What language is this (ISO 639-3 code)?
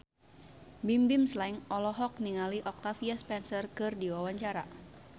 sun